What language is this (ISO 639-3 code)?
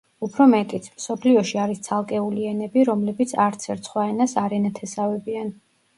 kat